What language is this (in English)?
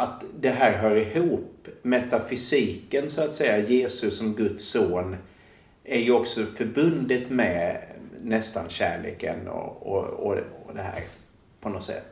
Swedish